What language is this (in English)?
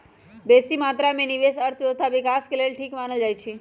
Magahi